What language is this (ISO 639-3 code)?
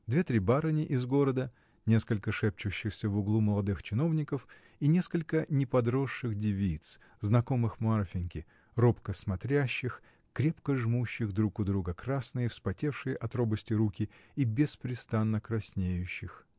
rus